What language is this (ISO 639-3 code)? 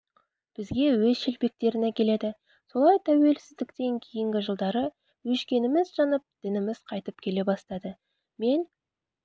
kaz